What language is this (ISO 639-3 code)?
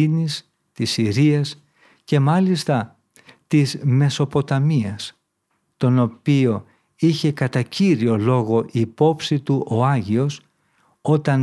ell